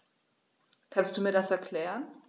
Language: German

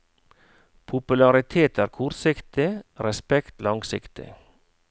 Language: Norwegian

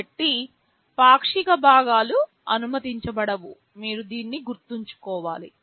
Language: Telugu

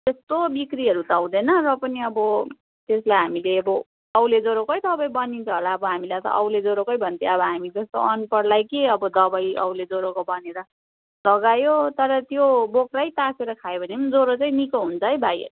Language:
Nepali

